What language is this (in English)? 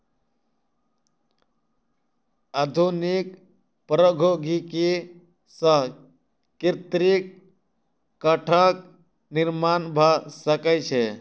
Maithili